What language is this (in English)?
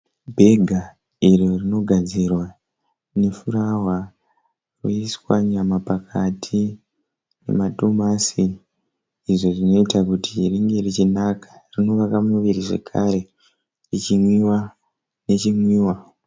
Shona